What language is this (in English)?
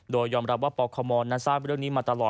Thai